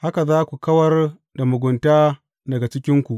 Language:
Hausa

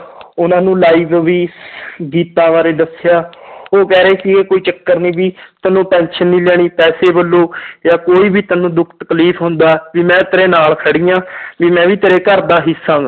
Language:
Punjabi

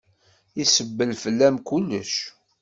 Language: Kabyle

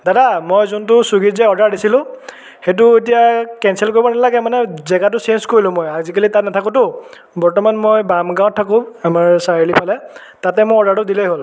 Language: Assamese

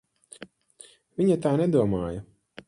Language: Latvian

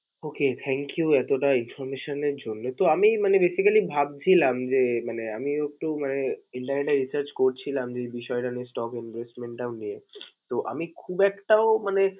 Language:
Bangla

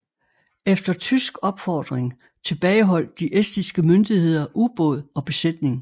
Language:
Danish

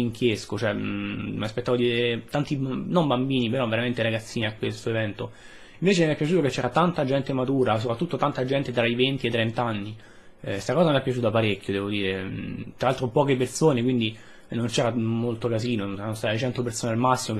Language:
Italian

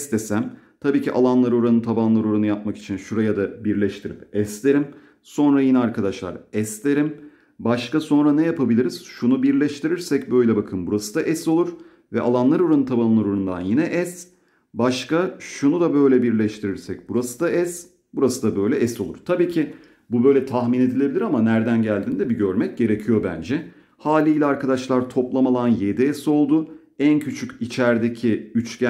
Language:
Turkish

